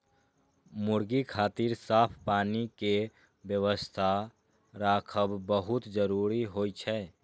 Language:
Maithili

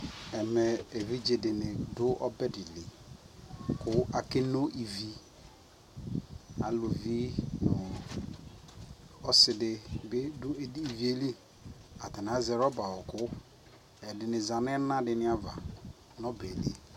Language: Ikposo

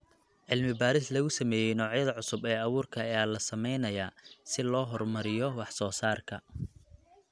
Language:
Somali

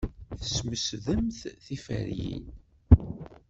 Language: Kabyle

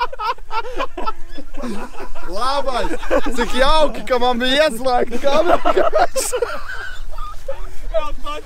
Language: Latvian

